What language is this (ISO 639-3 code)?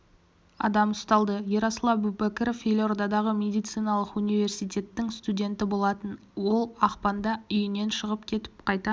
kaz